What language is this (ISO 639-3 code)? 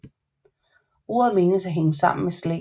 dan